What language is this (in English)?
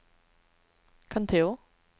Swedish